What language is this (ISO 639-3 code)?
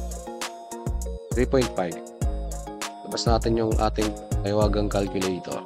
fil